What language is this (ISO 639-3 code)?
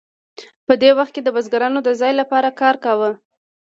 pus